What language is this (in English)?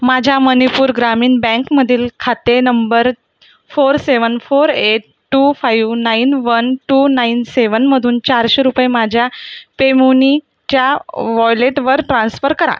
Marathi